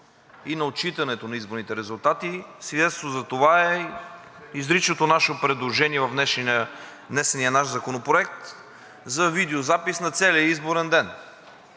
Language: Bulgarian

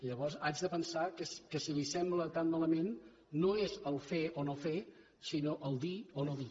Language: Catalan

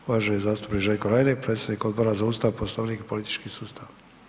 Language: Croatian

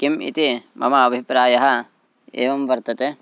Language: Sanskrit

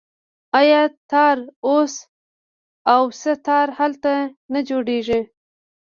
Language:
Pashto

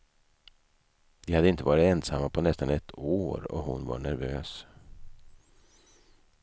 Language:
Swedish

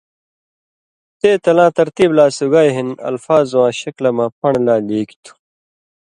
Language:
Indus Kohistani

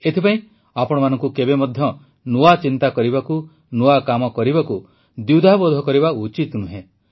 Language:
Odia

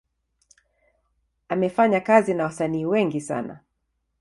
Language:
Swahili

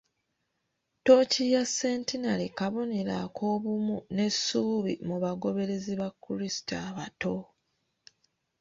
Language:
Ganda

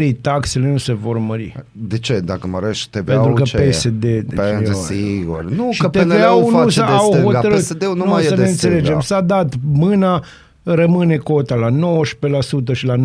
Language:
Romanian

